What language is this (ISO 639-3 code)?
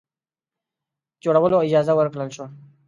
pus